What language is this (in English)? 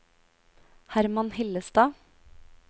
Norwegian